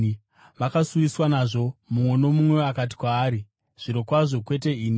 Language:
Shona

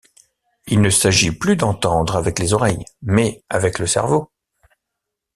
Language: French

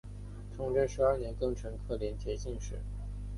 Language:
Chinese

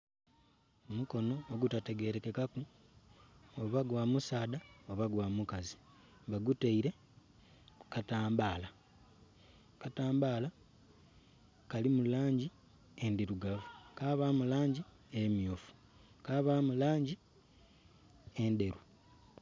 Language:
Soga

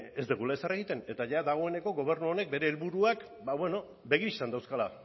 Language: Basque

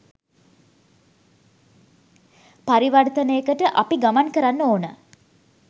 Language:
Sinhala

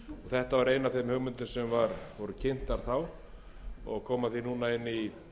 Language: Icelandic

